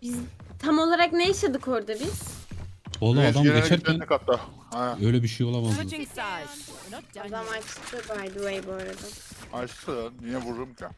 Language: Turkish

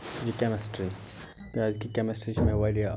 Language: Kashmiri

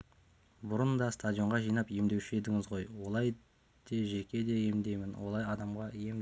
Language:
Kazakh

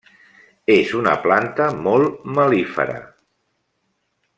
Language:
Catalan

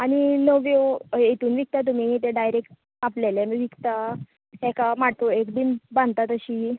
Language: Konkani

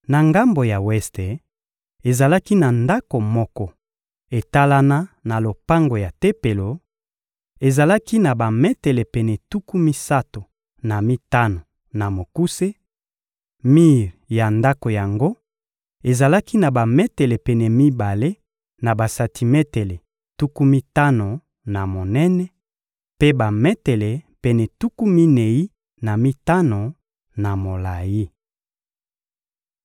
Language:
Lingala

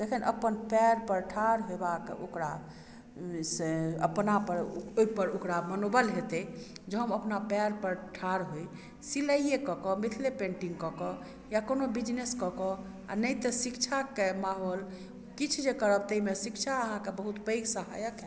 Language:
Maithili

